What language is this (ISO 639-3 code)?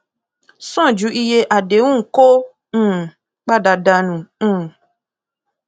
yor